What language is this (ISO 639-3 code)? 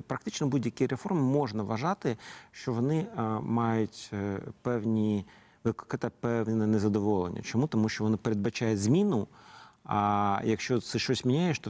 ukr